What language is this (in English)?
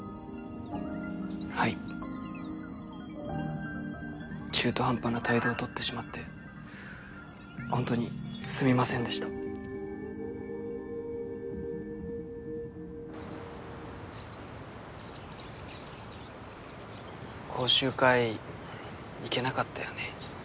Japanese